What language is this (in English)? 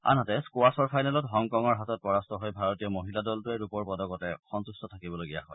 Assamese